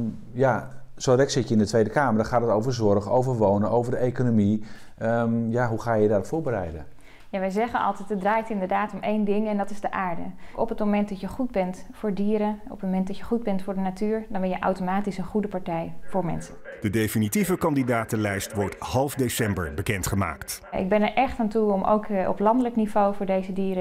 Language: Dutch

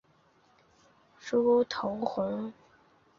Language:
Chinese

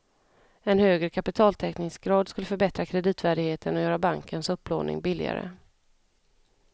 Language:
Swedish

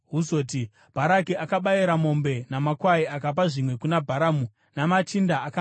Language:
Shona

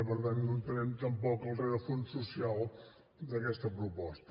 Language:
Catalan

